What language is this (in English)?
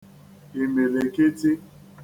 Igbo